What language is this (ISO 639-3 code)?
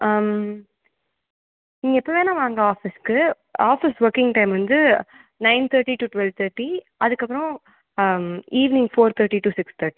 tam